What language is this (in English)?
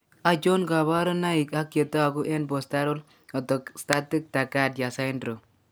Kalenjin